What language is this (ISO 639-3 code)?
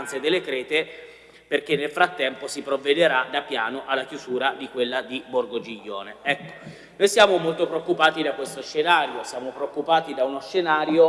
ita